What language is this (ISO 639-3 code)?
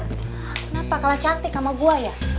ind